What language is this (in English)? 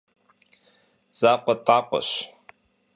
Kabardian